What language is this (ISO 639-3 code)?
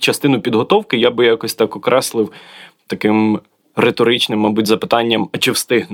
ukr